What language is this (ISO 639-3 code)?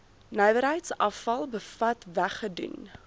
afr